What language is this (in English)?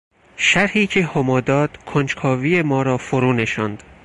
Persian